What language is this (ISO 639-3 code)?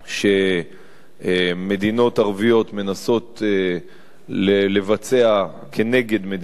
heb